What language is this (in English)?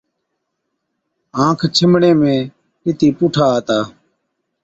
Od